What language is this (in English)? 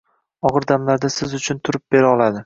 Uzbek